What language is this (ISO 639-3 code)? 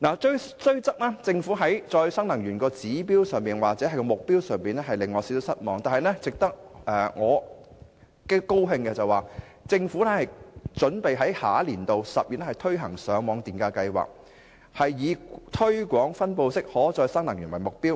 yue